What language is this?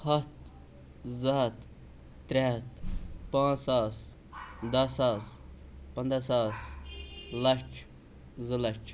Kashmiri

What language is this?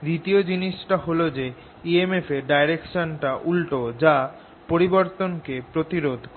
Bangla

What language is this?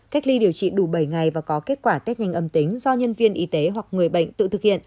Vietnamese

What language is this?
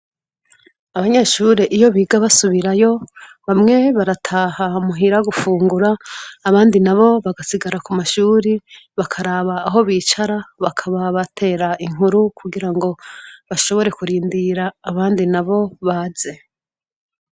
Rundi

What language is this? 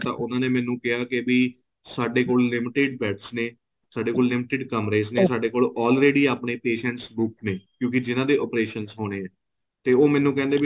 Punjabi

